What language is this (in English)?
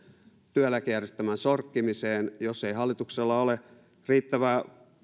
Finnish